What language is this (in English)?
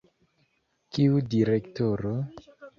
Esperanto